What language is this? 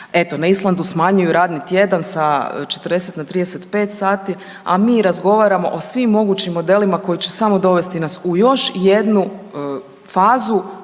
Croatian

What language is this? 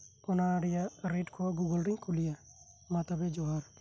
Santali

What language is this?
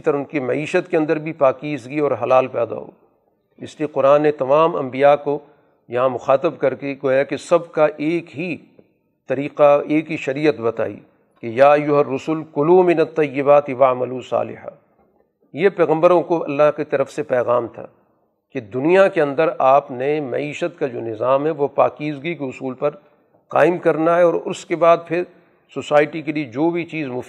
Urdu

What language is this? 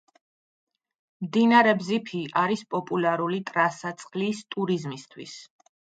Georgian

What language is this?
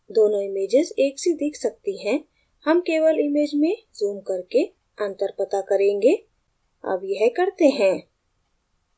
Hindi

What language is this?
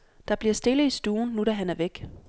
Danish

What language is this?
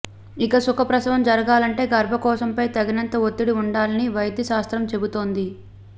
Telugu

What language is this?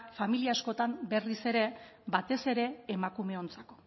Basque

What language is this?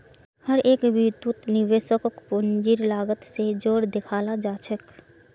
Magahi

